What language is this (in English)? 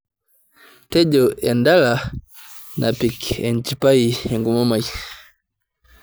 Masai